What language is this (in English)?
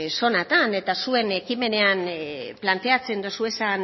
Basque